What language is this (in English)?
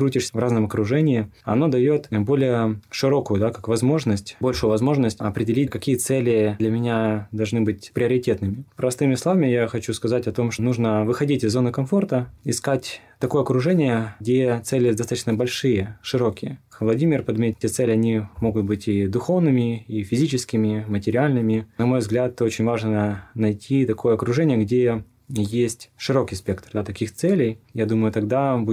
Russian